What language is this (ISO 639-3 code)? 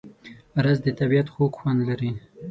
pus